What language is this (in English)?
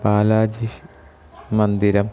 Sanskrit